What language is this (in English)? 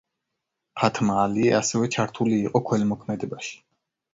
Georgian